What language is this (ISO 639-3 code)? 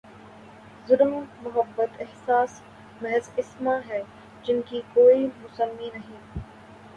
urd